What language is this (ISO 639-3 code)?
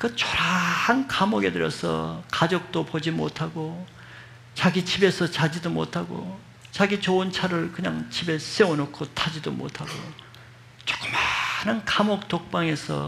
kor